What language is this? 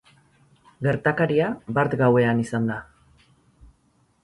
Basque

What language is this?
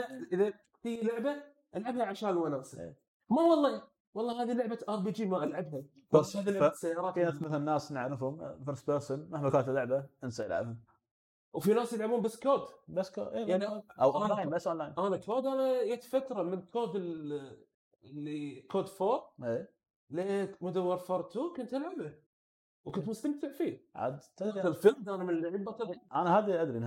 Arabic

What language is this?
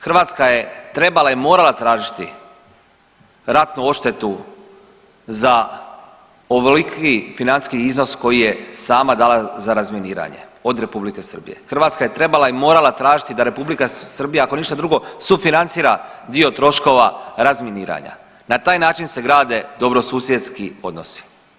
Croatian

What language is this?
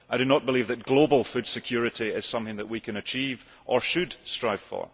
English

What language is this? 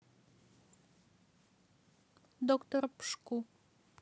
Russian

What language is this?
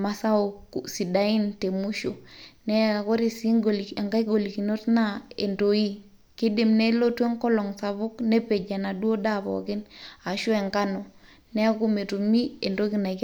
Masai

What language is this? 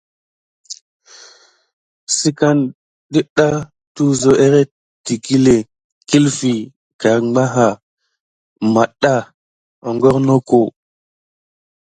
Gidar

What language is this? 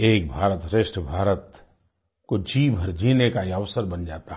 Hindi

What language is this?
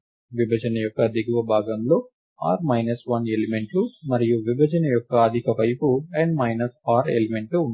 Telugu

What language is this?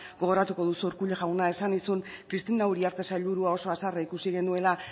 Basque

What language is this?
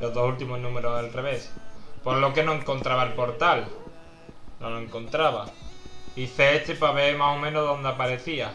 Spanish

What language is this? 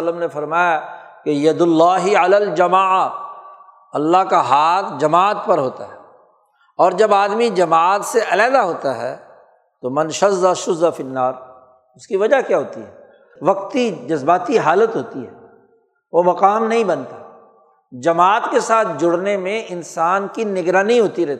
Urdu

